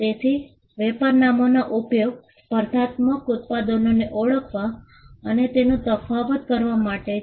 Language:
Gujarati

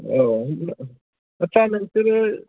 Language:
Bodo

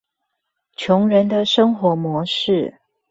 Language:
Chinese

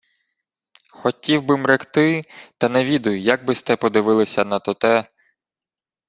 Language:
Ukrainian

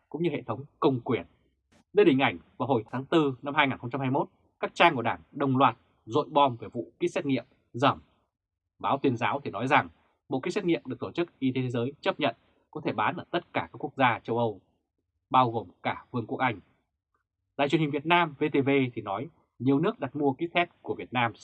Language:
Vietnamese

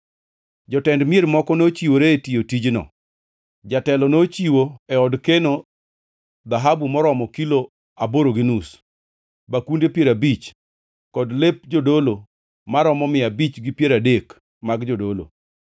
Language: Luo (Kenya and Tanzania)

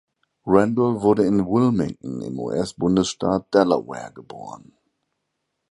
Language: German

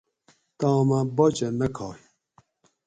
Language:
Gawri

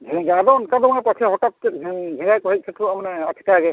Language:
Santali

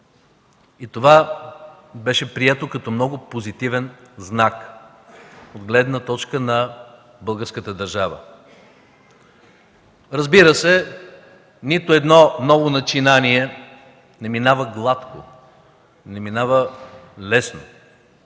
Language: Bulgarian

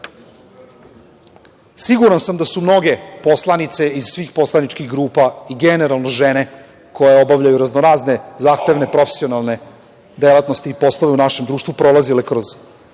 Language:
Serbian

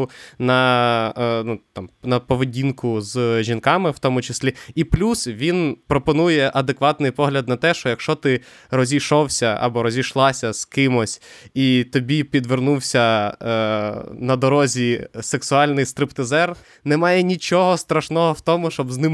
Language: Ukrainian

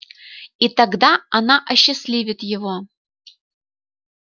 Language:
Russian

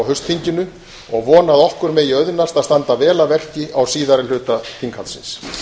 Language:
Icelandic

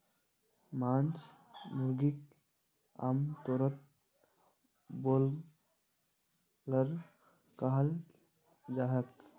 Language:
Magahi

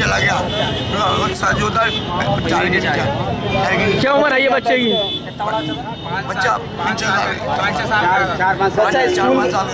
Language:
Arabic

